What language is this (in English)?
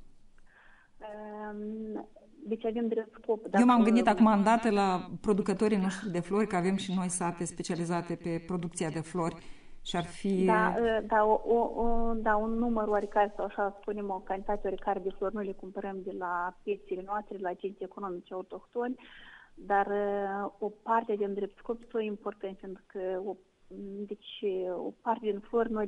Romanian